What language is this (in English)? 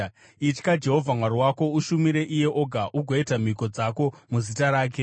Shona